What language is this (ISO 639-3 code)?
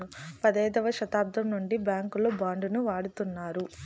tel